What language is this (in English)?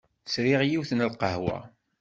Kabyle